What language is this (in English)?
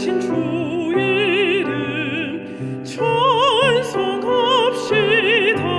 Korean